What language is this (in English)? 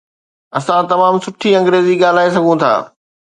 Sindhi